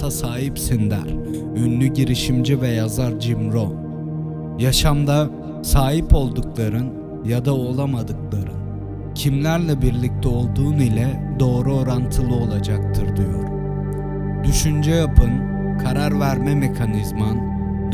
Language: Turkish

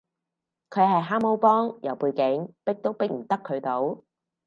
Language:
Cantonese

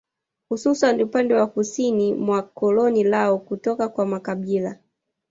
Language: Swahili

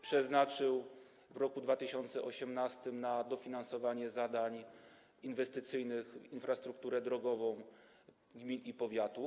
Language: Polish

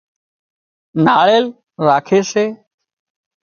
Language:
Wadiyara Koli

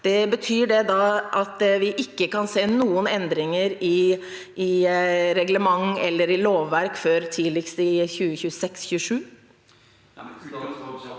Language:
Norwegian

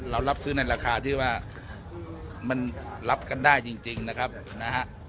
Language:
Thai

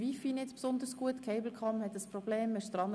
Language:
Swiss German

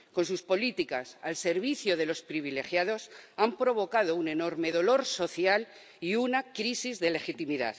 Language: Spanish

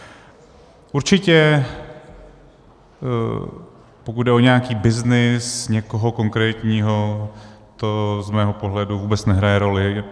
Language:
Czech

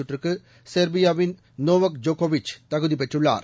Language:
Tamil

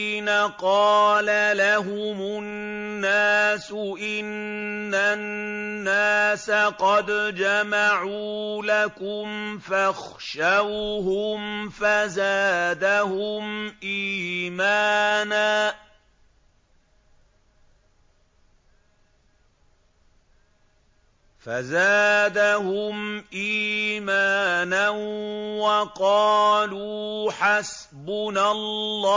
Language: Arabic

